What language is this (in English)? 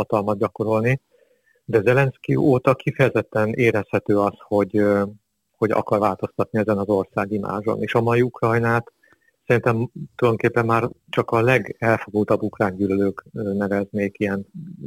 Hungarian